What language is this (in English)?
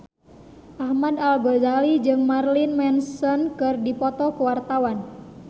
Sundanese